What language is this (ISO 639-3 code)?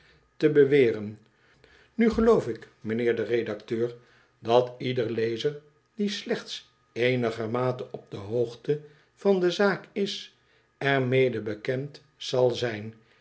nld